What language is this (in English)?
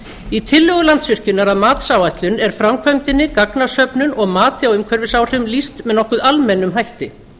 Icelandic